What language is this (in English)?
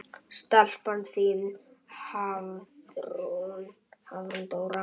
Icelandic